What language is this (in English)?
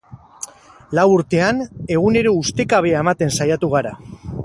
Basque